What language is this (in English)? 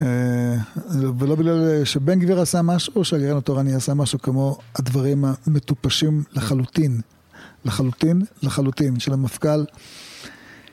Hebrew